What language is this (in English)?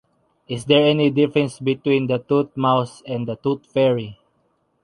English